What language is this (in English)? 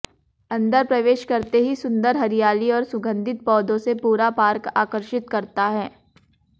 Hindi